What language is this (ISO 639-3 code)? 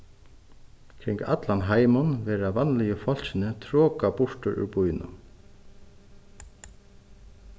fao